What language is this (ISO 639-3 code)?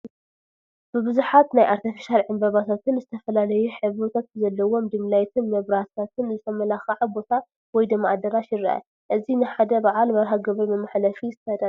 tir